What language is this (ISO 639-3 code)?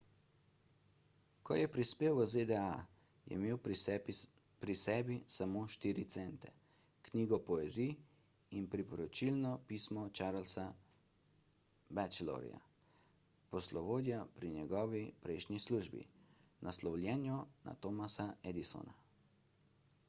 slv